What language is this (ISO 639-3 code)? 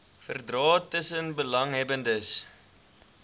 afr